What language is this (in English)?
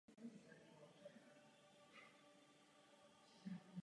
Czech